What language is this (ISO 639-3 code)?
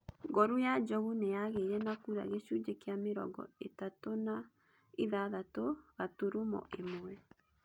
kik